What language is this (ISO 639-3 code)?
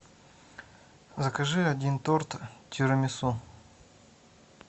rus